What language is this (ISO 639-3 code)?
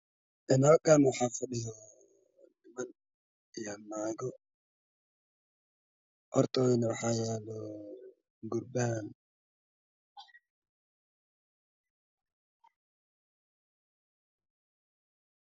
som